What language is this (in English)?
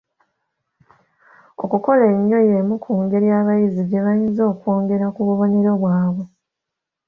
Ganda